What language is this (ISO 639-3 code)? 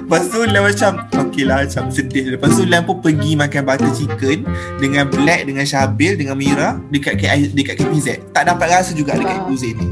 msa